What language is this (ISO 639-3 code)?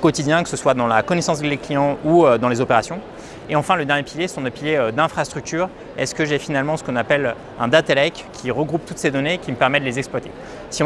fra